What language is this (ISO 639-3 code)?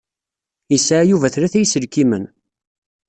kab